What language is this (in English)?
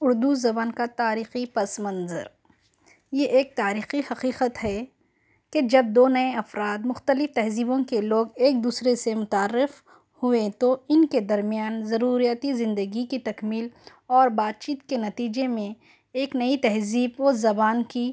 Urdu